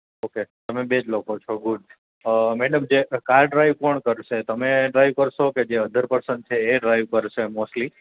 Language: Gujarati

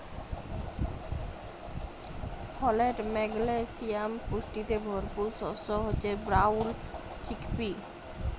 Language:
Bangla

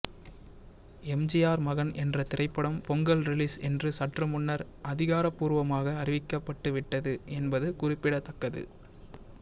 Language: Tamil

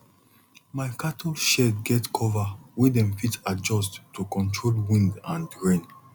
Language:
Nigerian Pidgin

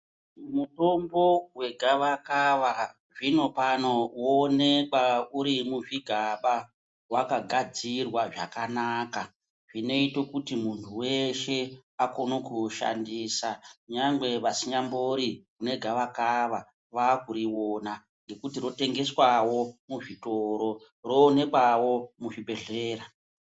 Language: Ndau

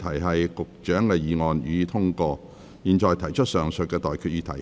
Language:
Cantonese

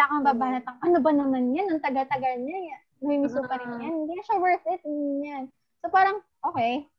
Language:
Filipino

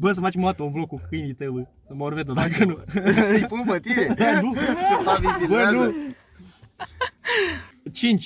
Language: Romanian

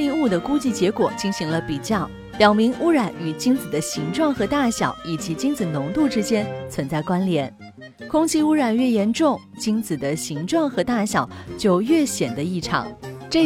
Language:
Chinese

